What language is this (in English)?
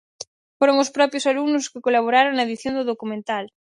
Galician